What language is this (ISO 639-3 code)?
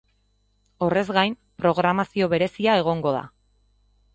eus